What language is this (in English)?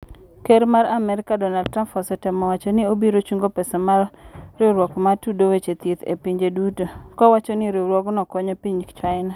Luo (Kenya and Tanzania)